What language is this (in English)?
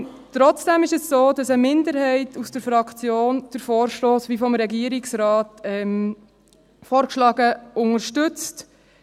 Swiss German